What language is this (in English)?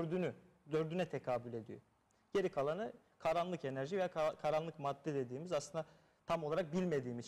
Turkish